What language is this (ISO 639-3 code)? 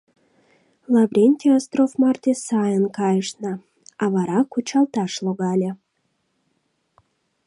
chm